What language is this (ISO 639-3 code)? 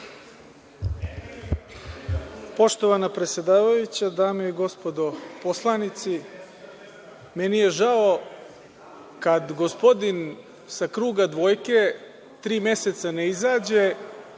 srp